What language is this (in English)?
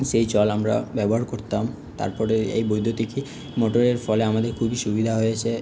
Bangla